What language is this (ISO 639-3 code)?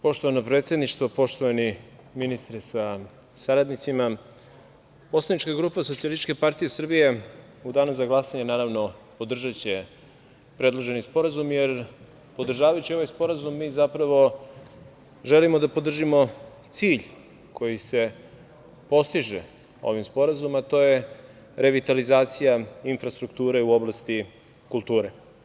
srp